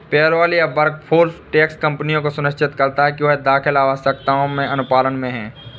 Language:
Hindi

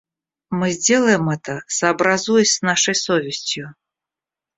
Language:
Russian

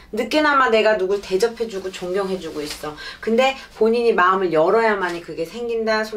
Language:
Korean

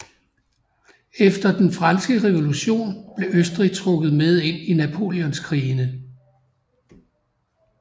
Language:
Danish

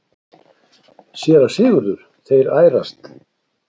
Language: Icelandic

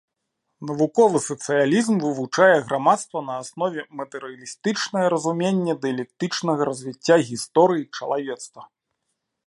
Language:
Belarusian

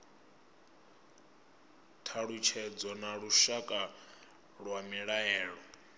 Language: Venda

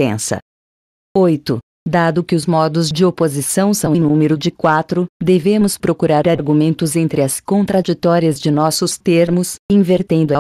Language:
Portuguese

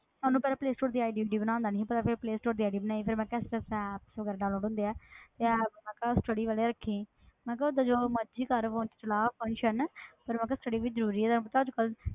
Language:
Punjabi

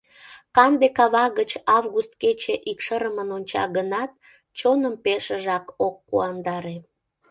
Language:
Mari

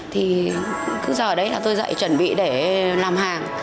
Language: Vietnamese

